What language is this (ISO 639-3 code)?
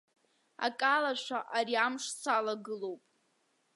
abk